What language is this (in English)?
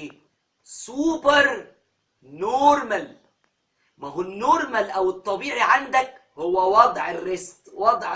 Arabic